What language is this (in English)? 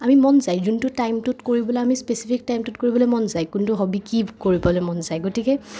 Assamese